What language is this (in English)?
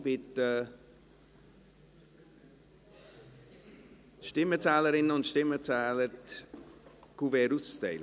Swiss German